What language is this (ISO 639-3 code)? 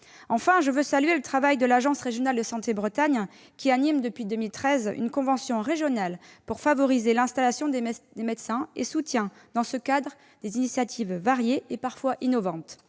fra